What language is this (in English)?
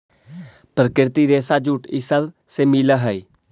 Magahi